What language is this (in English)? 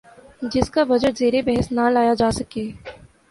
Urdu